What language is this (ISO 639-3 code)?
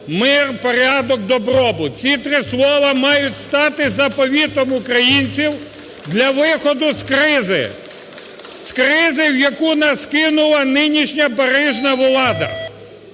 ukr